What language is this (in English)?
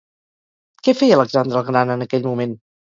Catalan